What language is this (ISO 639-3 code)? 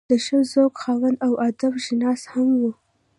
pus